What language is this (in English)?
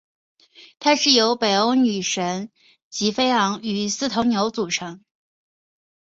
Chinese